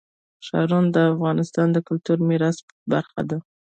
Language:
Pashto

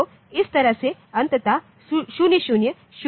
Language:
Hindi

